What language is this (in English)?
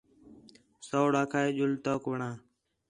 Khetrani